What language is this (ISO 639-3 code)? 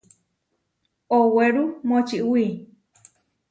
var